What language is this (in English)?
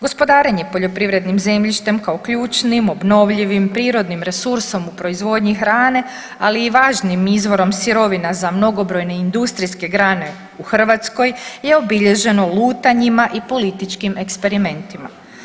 Croatian